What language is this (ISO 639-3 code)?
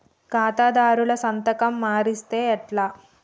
tel